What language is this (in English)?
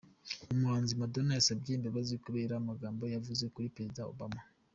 Kinyarwanda